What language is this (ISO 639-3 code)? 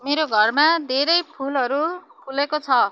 nep